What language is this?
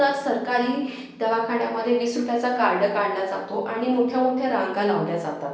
Marathi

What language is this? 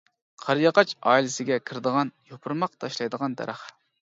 Uyghur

